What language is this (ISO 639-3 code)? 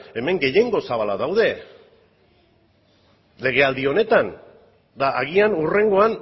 eus